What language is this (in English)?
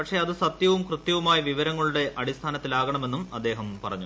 Malayalam